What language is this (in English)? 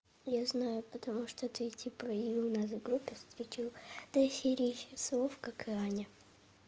Russian